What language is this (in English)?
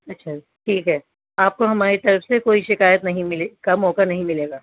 Urdu